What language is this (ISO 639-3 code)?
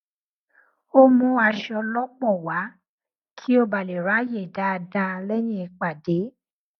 yor